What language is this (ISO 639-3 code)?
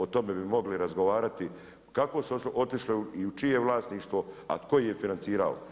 hrv